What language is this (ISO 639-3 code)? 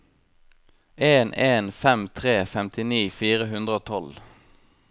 nor